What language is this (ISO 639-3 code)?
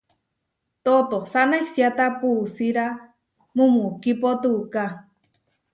var